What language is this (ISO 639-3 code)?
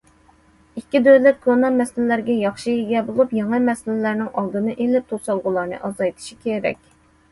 uig